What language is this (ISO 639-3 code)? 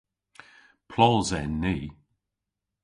cor